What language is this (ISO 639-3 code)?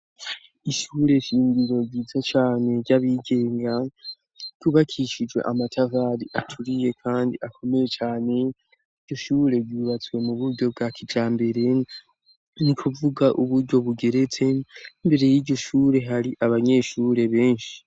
run